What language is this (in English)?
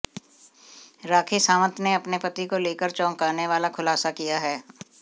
Hindi